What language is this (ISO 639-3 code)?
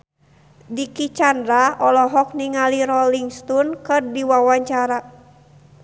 sun